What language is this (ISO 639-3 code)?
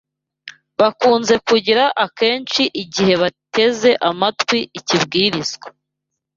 kin